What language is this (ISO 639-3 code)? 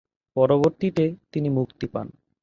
ben